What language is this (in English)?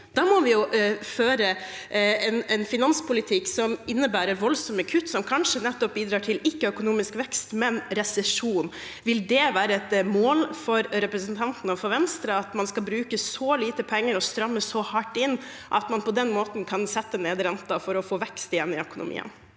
Norwegian